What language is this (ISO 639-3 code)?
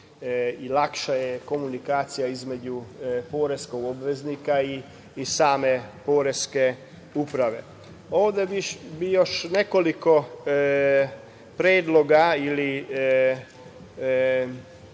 srp